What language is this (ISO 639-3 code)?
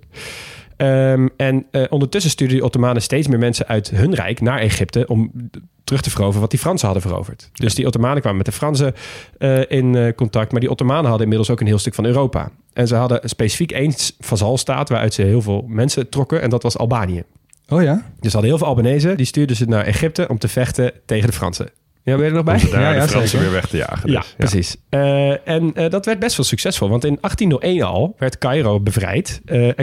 nld